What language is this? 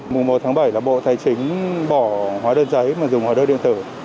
Vietnamese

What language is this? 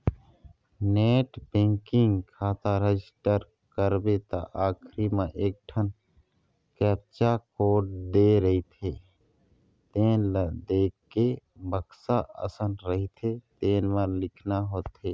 Chhattisgarhi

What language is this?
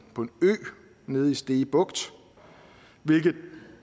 Danish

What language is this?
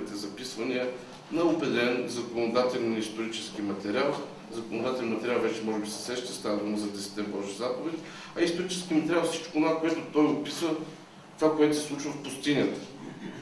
Bulgarian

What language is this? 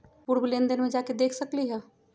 Magahi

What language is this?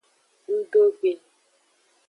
Aja (Benin)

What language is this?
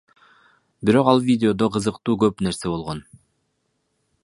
Kyrgyz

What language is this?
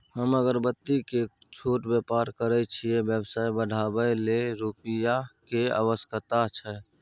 Maithili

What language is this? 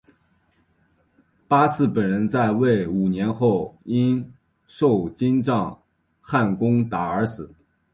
Chinese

